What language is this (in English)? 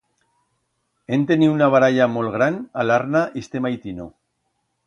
Aragonese